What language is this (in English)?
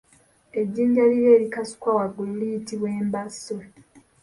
Ganda